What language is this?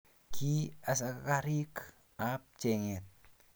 Kalenjin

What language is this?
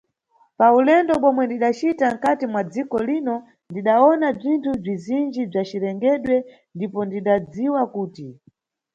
Nyungwe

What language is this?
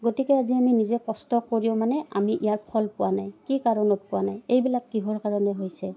Assamese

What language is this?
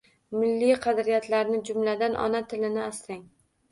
Uzbek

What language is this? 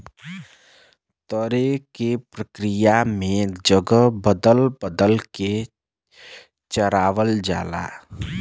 Bhojpuri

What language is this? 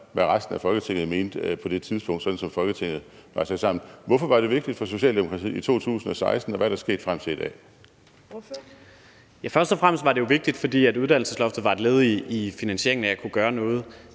Danish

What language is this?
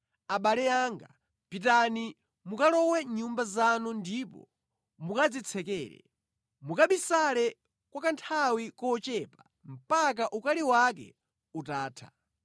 Nyanja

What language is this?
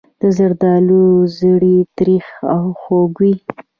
Pashto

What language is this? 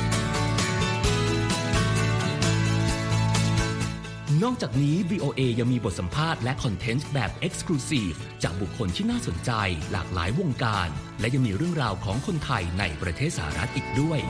Thai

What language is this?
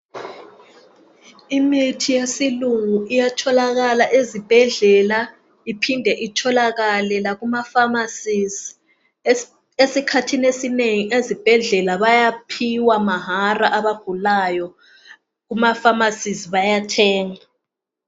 North Ndebele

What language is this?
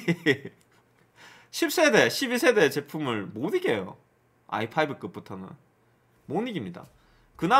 Korean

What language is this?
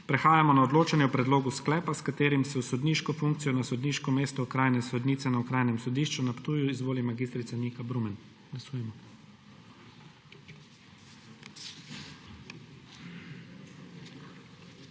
Slovenian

